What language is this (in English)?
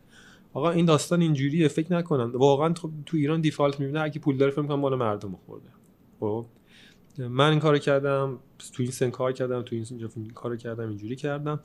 Persian